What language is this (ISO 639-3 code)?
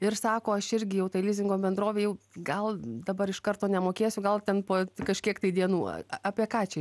lit